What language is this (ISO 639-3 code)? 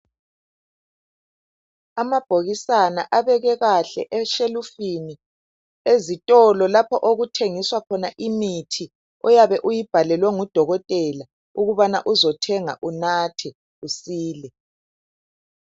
nde